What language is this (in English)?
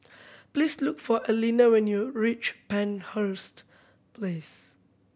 English